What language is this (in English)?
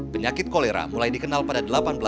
Indonesian